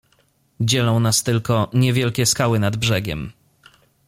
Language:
Polish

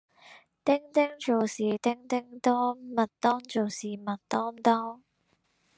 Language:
Chinese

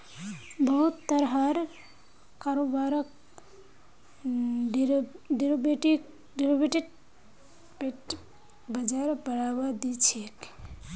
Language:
Magahi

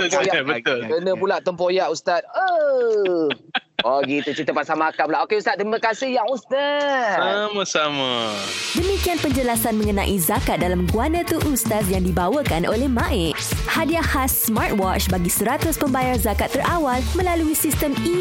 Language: Malay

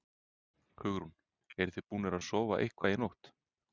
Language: Icelandic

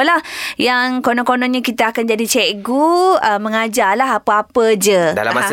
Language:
Malay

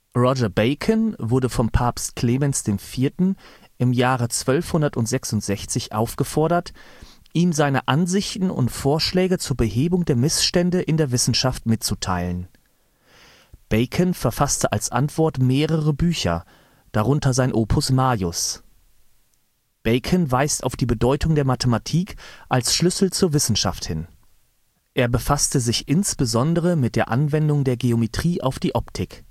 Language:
German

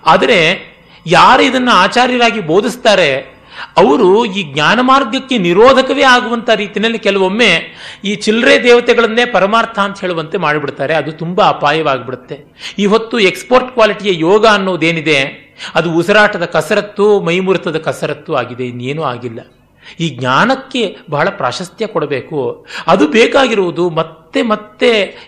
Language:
Kannada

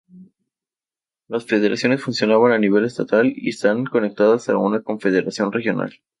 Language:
Spanish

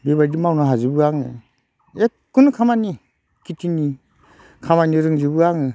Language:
Bodo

